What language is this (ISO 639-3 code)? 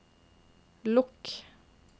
nor